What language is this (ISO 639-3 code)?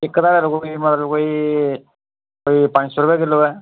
doi